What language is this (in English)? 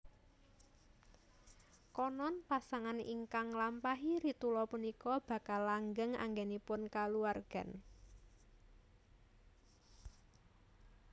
Javanese